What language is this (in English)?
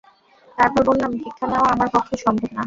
Bangla